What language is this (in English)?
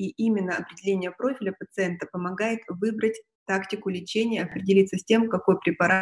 Russian